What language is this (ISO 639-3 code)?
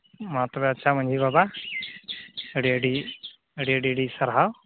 sat